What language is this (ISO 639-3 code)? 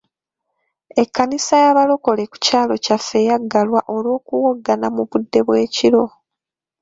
lug